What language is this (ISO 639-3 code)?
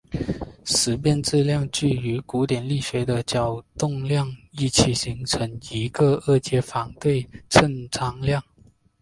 zho